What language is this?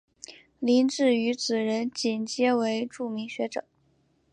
Chinese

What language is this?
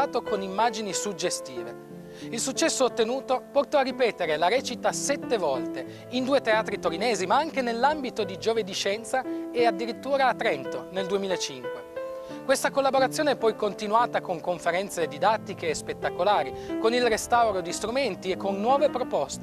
Italian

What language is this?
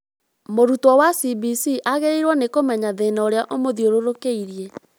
Kikuyu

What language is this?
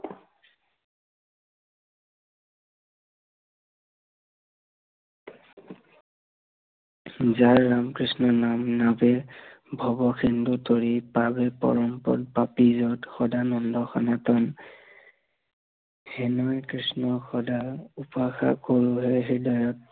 Assamese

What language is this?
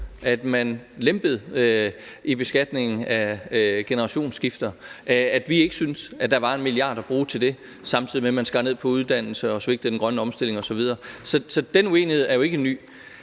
Danish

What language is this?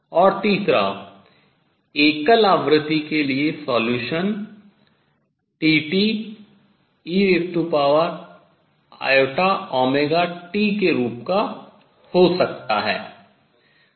Hindi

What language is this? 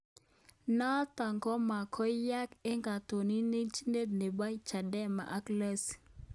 Kalenjin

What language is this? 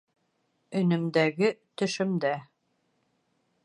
Bashkir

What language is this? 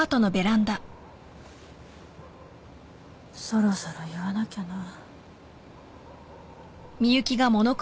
Japanese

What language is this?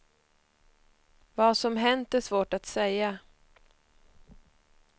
Swedish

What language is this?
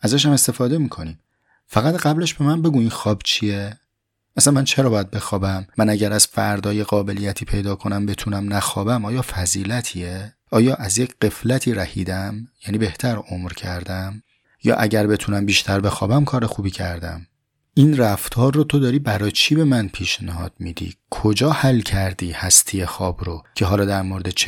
Persian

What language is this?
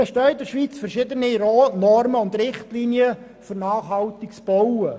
Swiss German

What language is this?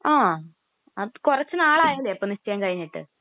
Malayalam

